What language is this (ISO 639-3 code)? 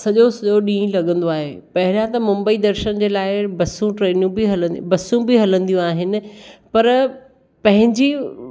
snd